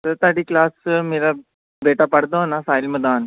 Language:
Punjabi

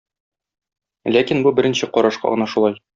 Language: Tatar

